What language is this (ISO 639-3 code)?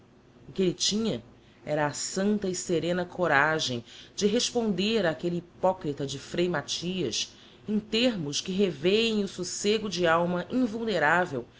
por